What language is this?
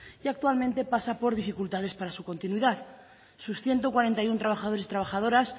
Spanish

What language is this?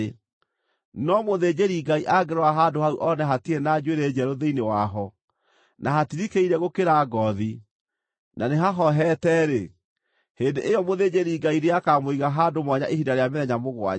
Kikuyu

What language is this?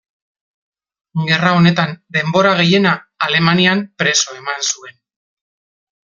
Basque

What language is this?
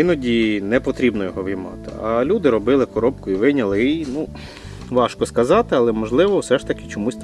Ukrainian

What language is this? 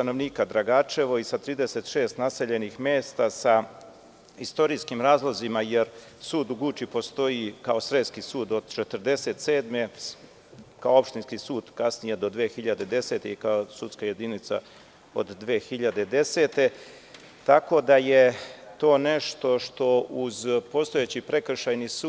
Serbian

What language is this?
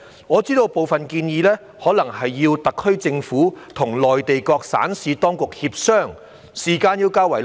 Cantonese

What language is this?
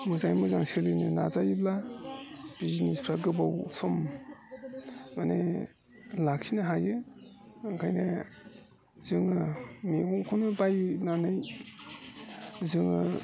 Bodo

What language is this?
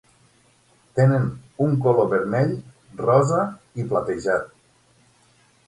Catalan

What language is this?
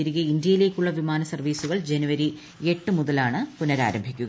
Malayalam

